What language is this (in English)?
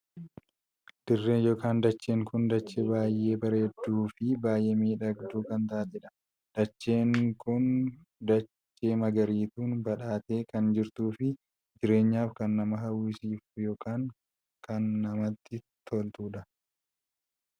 Oromo